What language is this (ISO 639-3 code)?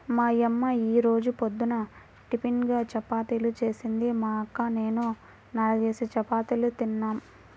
tel